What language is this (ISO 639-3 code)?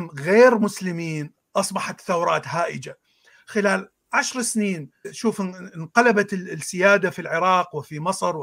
ara